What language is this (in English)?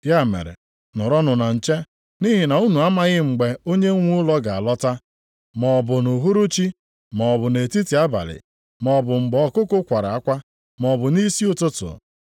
Igbo